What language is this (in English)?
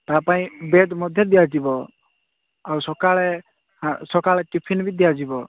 Odia